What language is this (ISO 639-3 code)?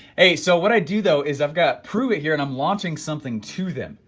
eng